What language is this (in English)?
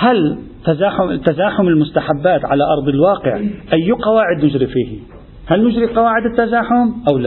Arabic